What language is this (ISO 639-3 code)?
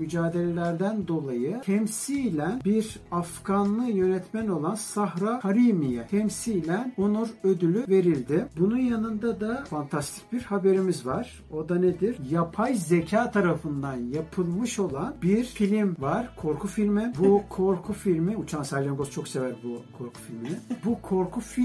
tur